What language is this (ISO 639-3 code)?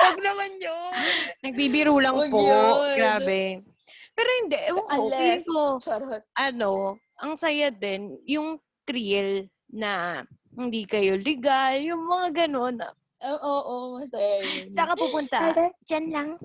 fil